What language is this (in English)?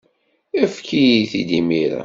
Kabyle